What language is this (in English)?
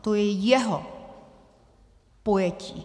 Czech